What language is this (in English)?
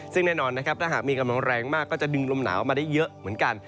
Thai